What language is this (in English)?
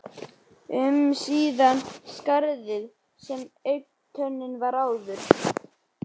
Icelandic